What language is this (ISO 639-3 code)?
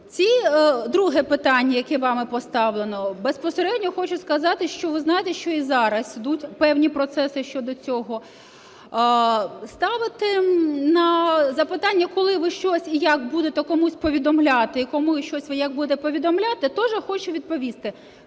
ukr